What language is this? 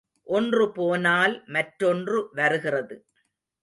Tamil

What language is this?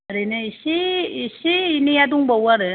Bodo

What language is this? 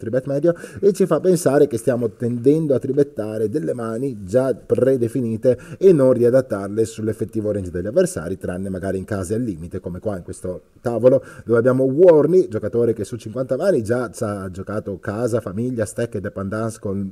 Italian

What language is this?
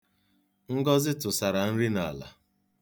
Igbo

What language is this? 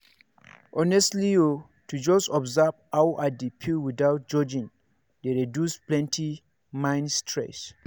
Nigerian Pidgin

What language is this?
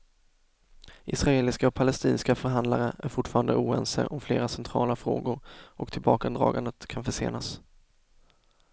Swedish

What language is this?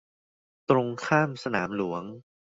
Thai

